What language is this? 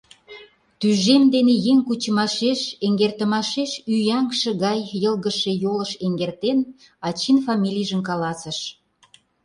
Mari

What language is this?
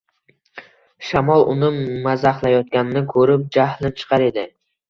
Uzbek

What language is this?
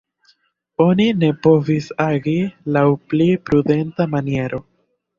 Esperanto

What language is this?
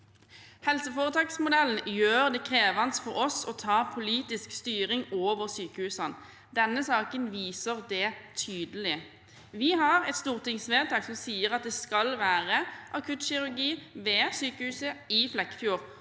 Norwegian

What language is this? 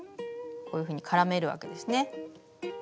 Japanese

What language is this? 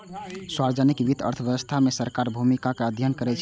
Maithili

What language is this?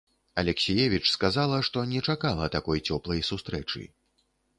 Belarusian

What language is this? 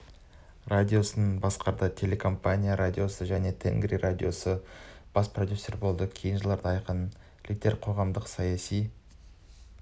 Kazakh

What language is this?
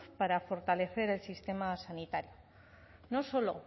Spanish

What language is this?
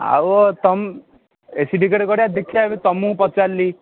Odia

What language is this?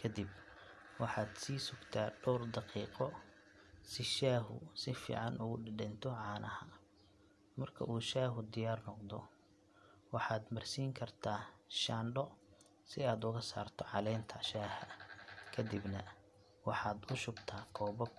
Somali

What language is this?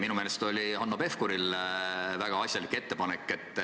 Estonian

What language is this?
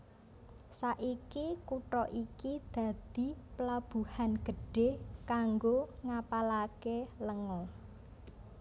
Javanese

